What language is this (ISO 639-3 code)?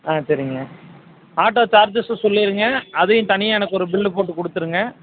tam